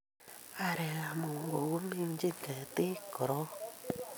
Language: Kalenjin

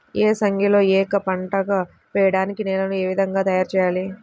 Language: Telugu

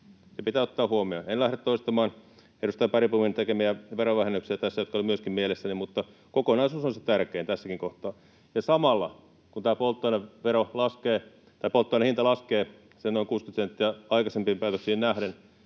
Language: Finnish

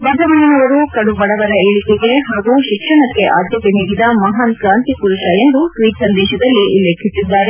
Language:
Kannada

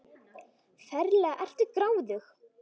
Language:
Icelandic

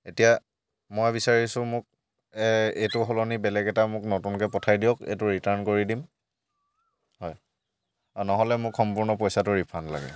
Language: Assamese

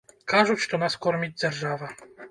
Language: Belarusian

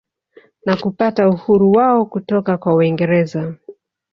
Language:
Swahili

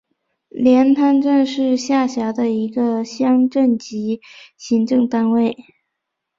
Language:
Chinese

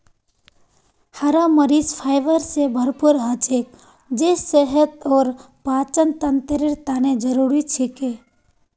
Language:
Magahi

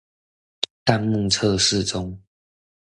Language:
Chinese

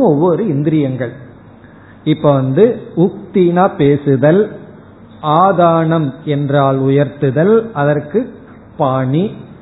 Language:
Tamil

